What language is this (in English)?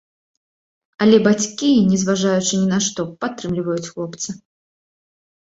Belarusian